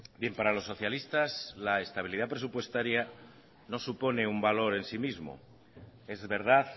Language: Spanish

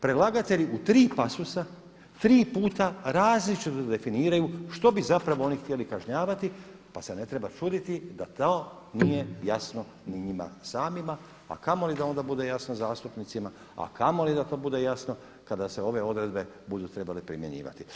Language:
Croatian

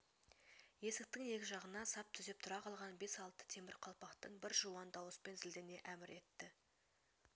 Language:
Kazakh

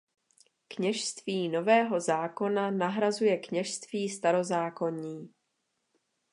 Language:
Czech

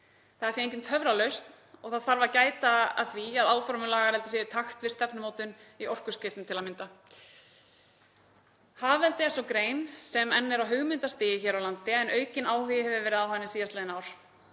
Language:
Icelandic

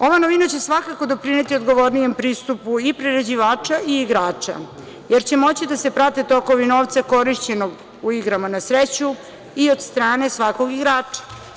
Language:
Serbian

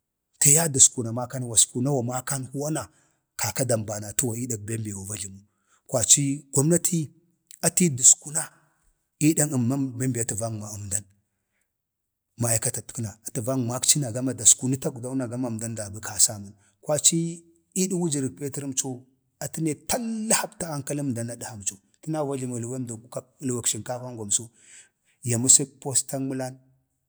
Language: Bade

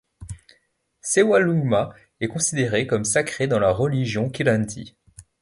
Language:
French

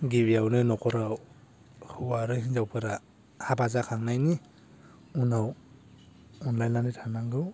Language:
Bodo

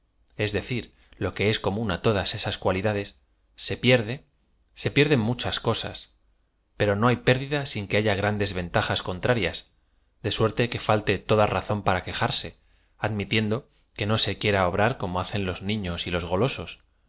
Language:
Spanish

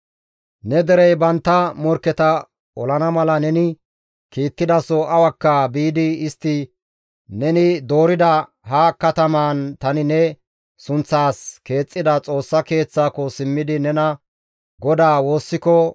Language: Gamo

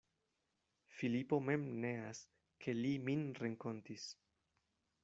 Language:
Esperanto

